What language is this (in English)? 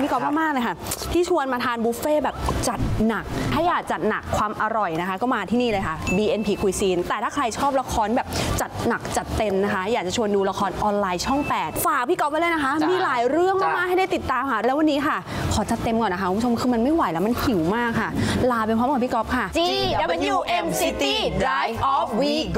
Thai